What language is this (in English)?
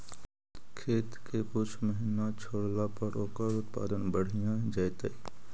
Magahi